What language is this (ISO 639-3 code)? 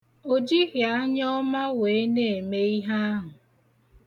ibo